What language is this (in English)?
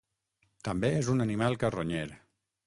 Catalan